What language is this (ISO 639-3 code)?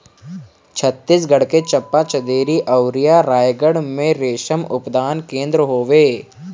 bho